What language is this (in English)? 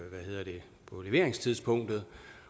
Danish